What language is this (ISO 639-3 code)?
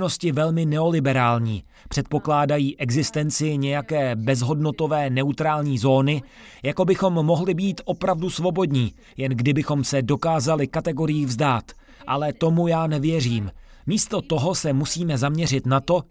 ces